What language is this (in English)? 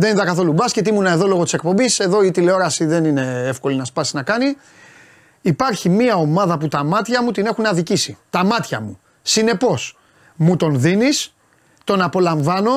Greek